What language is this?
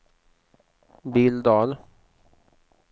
Swedish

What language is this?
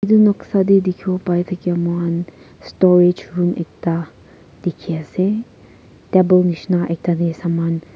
Naga Pidgin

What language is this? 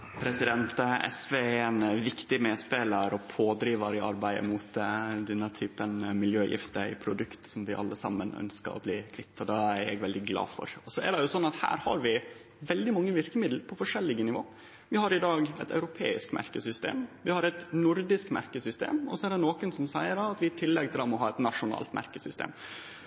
Norwegian Nynorsk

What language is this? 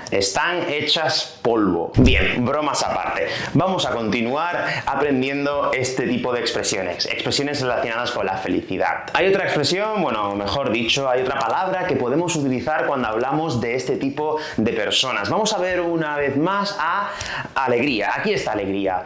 Spanish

